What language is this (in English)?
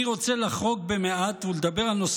Hebrew